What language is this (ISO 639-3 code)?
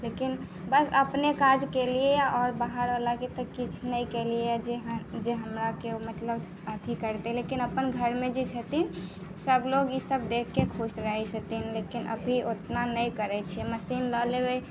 mai